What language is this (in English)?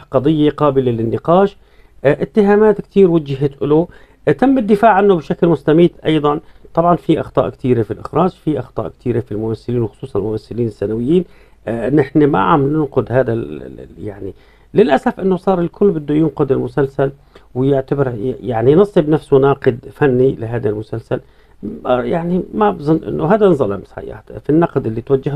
Arabic